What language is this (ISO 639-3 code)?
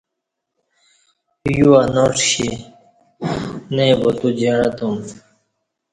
bsh